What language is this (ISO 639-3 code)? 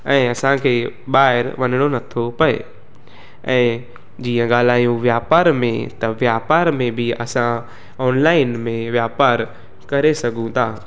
snd